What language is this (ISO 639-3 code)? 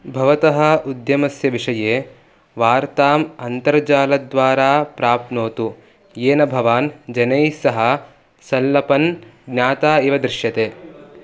san